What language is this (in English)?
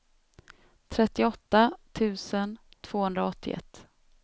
Swedish